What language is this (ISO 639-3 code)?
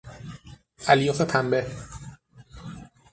fas